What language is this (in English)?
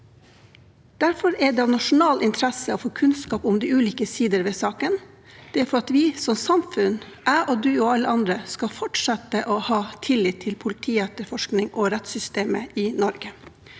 Norwegian